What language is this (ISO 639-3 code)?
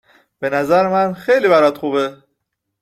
fas